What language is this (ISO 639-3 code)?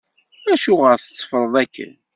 kab